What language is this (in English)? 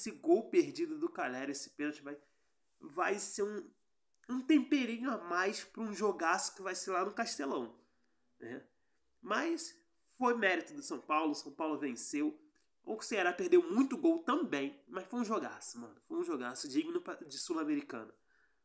Portuguese